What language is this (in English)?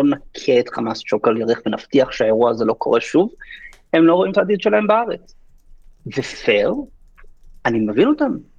Hebrew